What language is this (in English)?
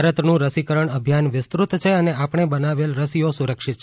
Gujarati